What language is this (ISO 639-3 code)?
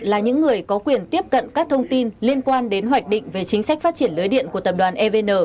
vie